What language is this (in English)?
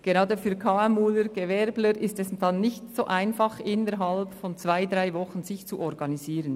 Swiss German